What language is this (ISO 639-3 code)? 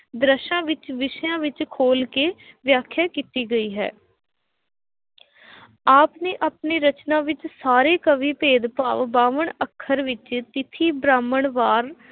pan